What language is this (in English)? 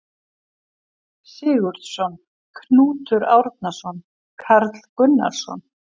Icelandic